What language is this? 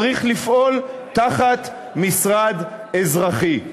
Hebrew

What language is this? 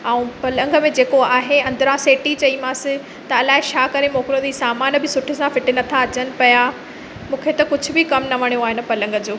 Sindhi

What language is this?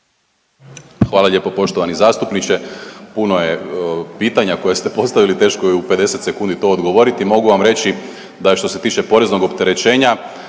Croatian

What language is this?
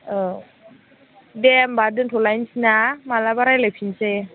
Bodo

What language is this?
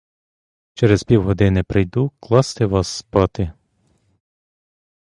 Ukrainian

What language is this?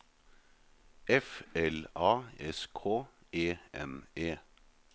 Norwegian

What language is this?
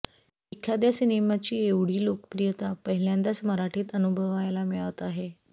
Marathi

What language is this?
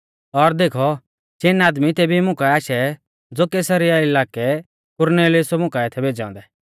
Mahasu Pahari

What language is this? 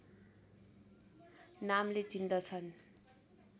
Nepali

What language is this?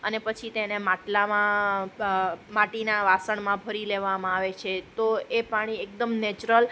Gujarati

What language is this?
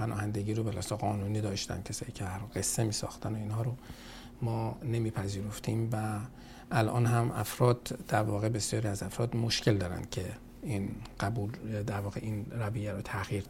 Persian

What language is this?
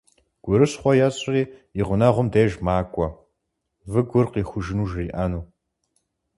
Kabardian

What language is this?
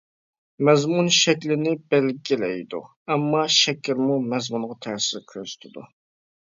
Uyghur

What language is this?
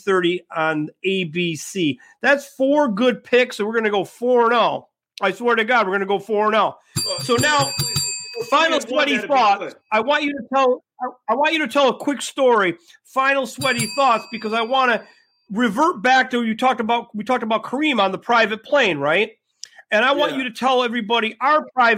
English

